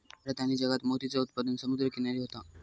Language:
Marathi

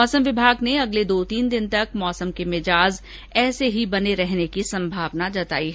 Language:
Hindi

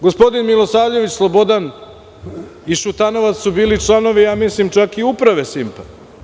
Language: Serbian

